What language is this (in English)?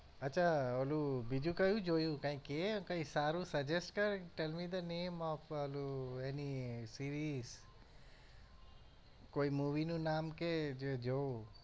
Gujarati